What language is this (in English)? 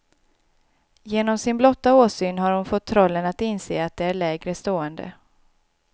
Swedish